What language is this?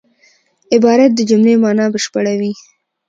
Pashto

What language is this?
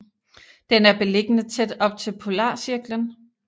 Danish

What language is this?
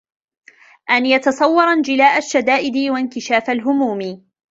Arabic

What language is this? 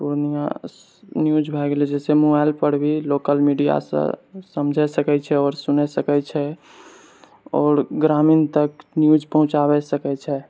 Maithili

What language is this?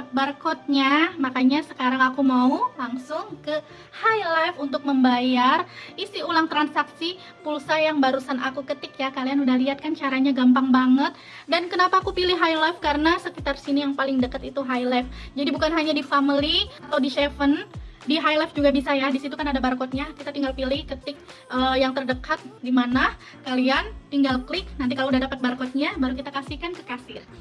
Indonesian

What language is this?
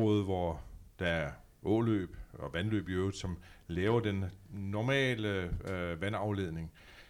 Danish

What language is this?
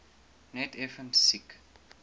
Afrikaans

